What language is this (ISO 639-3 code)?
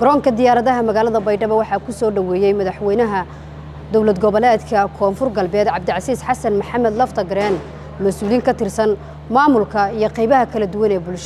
ara